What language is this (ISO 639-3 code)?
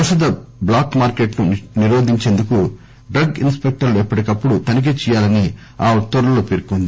tel